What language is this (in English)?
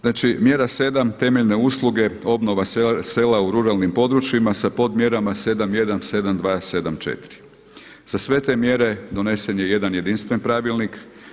Croatian